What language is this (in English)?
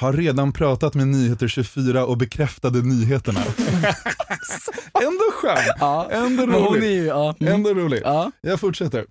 Swedish